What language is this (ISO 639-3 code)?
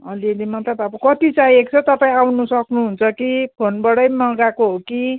nep